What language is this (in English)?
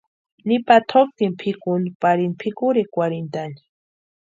Western Highland Purepecha